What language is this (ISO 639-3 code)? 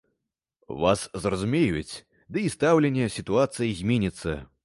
bel